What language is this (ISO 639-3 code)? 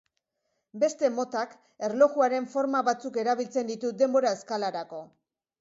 eus